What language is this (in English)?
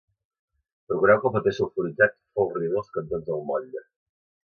Catalan